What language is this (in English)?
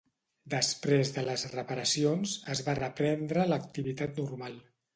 Catalan